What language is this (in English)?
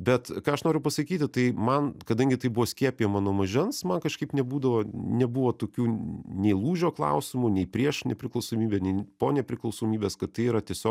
Lithuanian